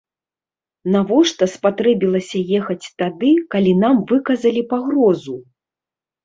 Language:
Belarusian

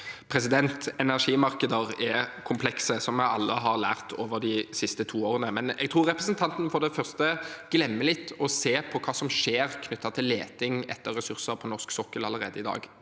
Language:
Norwegian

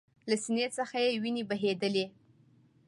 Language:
Pashto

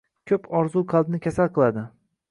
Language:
Uzbek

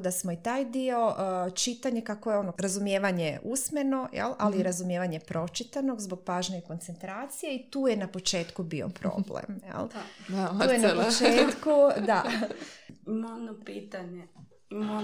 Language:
Croatian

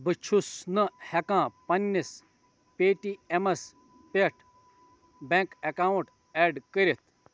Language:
Kashmiri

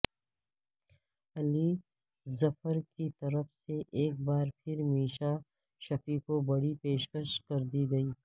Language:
Urdu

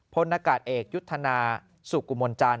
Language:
Thai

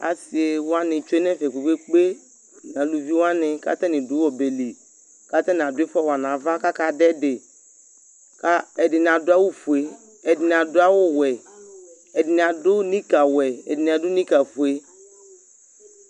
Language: Ikposo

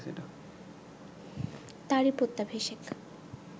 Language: Bangla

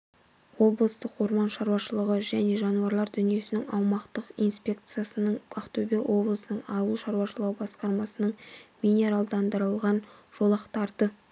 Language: Kazakh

